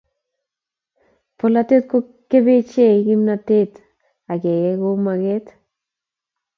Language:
Kalenjin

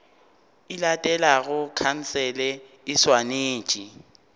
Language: Northern Sotho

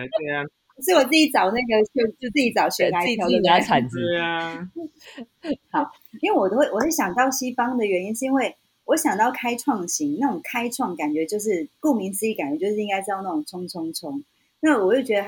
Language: Chinese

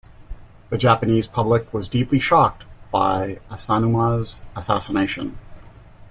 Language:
English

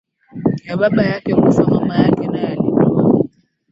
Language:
Swahili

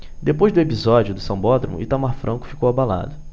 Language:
Portuguese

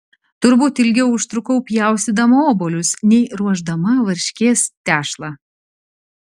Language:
Lithuanian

